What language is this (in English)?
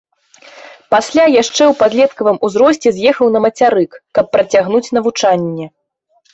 Belarusian